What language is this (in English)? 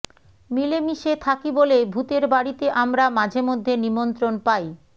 Bangla